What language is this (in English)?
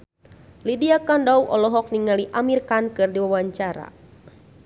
Sundanese